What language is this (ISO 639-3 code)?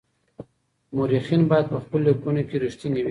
pus